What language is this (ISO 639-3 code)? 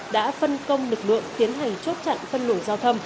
vie